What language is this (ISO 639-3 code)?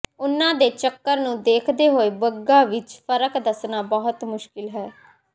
pan